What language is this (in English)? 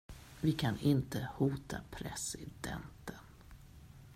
Swedish